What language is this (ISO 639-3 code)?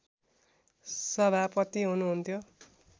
nep